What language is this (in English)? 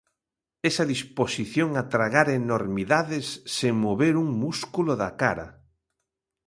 Galician